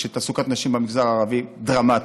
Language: Hebrew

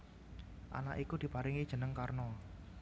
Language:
Javanese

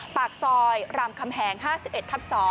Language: Thai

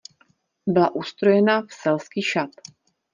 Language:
Czech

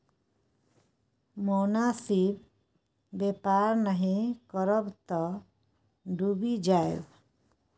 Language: Maithili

